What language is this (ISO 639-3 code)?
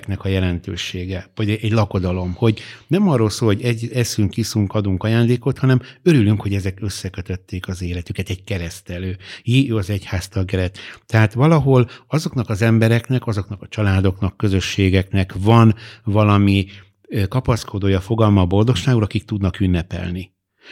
hun